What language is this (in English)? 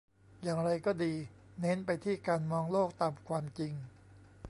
Thai